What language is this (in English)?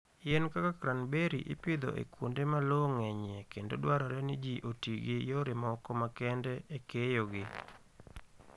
Luo (Kenya and Tanzania)